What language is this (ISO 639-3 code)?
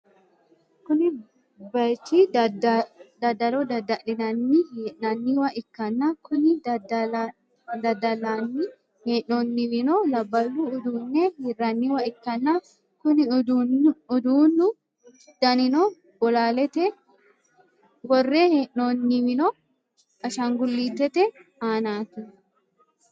sid